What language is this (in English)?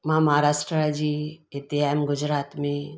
Sindhi